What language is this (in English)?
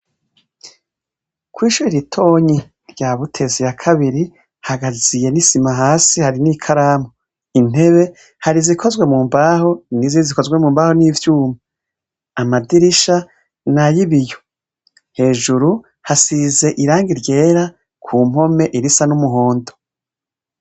Rundi